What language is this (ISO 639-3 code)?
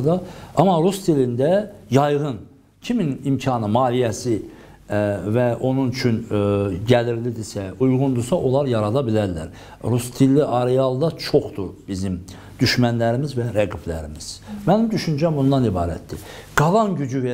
tur